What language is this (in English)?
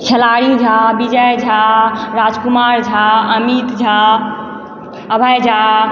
Maithili